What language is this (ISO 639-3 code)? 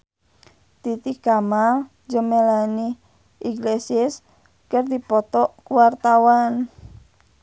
sun